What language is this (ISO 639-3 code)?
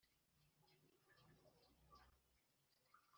kin